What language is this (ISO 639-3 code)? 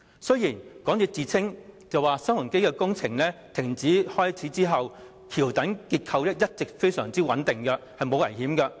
yue